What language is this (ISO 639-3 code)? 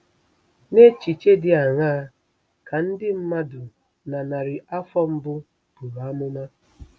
ibo